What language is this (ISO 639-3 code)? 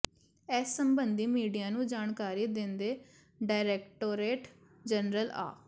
pan